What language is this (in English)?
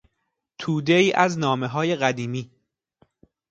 Persian